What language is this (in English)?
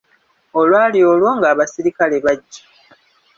Ganda